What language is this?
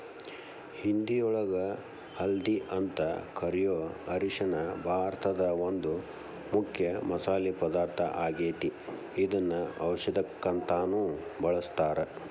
Kannada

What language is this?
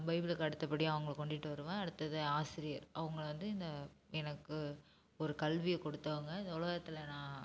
Tamil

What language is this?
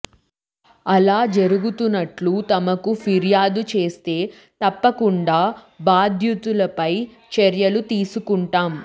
Telugu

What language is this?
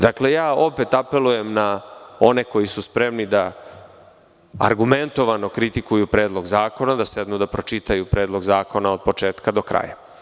Serbian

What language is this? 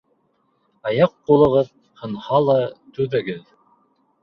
Bashkir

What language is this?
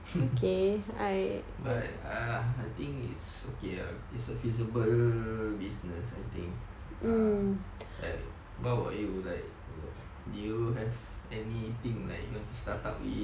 English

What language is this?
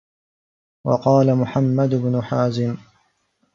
Arabic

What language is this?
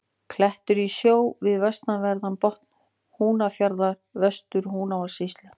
Icelandic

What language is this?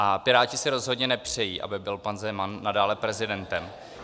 Czech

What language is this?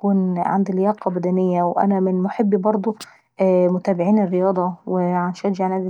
Saidi Arabic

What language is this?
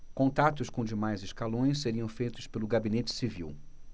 Portuguese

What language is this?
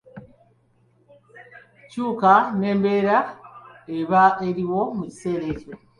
Ganda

